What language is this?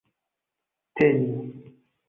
Esperanto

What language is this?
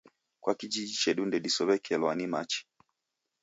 Taita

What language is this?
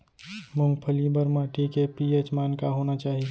Chhattisgarhi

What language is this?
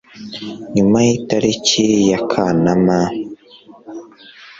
Kinyarwanda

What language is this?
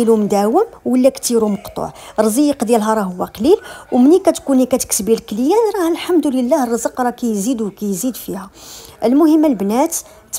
Arabic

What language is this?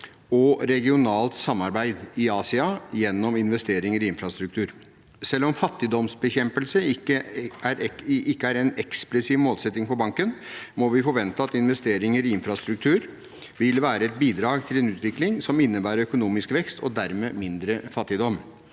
Norwegian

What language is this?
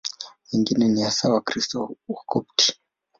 Swahili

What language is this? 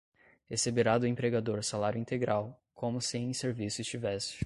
Portuguese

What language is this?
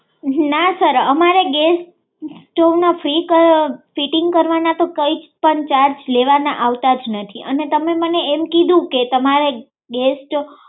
Gujarati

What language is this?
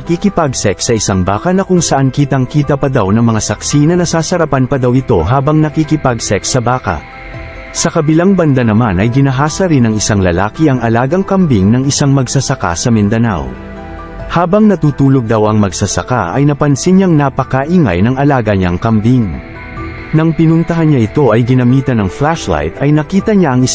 Filipino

